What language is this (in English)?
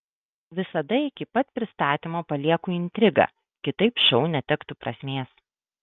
Lithuanian